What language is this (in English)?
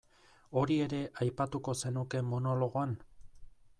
Basque